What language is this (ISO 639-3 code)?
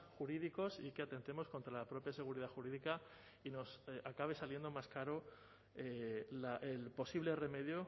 spa